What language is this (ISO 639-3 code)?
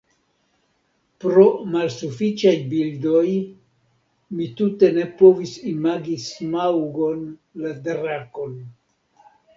epo